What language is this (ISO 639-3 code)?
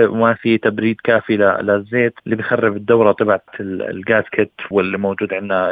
ara